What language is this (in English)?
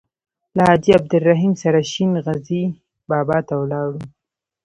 Pashto